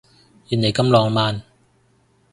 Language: Cantonese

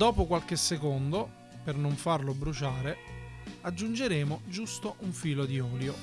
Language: Italian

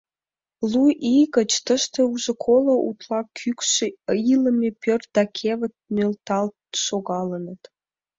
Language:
Mari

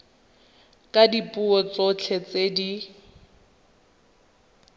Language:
Tswana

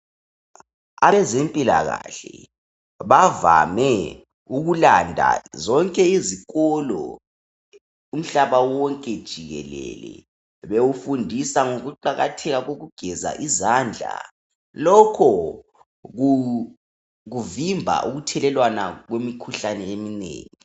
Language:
North Ndebele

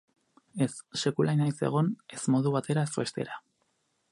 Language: Basque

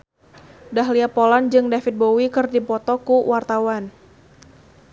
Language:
Sundanese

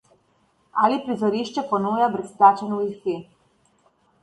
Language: Slovenian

